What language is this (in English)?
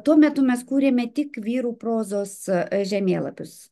Lithuanian